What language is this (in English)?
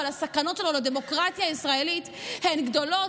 Hebrew